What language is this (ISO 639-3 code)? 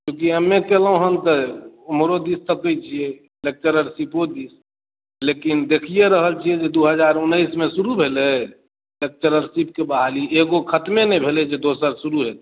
mai